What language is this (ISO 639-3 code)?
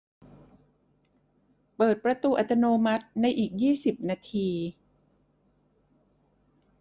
tha